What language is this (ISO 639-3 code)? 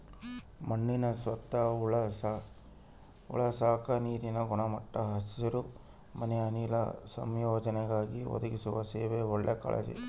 kan